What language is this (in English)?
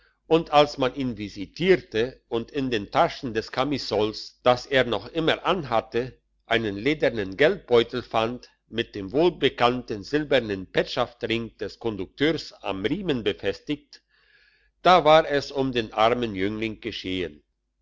German